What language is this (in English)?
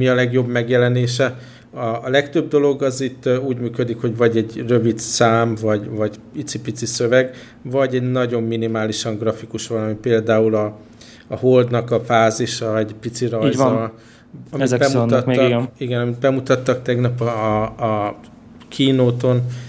Hungarian